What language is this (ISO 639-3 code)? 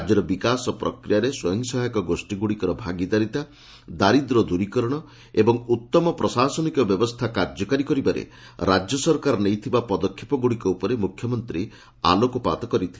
ori